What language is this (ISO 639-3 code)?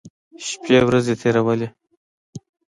pus